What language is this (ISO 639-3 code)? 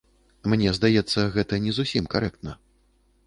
bel